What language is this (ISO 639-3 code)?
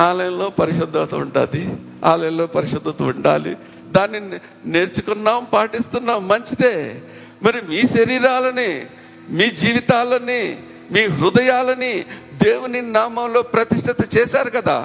tel